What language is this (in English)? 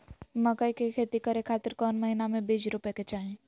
Magahi